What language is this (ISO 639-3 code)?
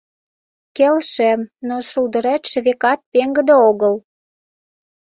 chm